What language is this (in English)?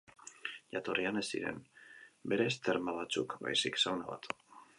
Basque